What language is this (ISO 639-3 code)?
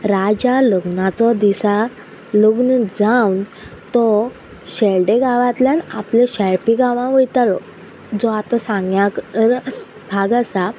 kok